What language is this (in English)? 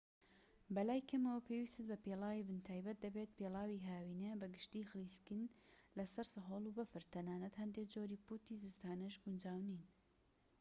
Central Kurdish